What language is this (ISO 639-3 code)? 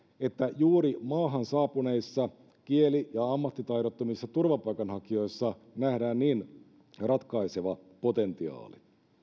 fin